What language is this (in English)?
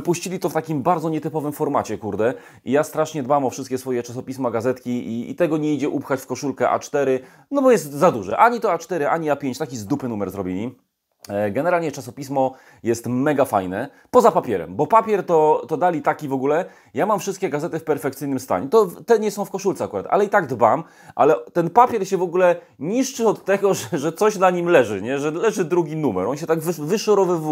Polish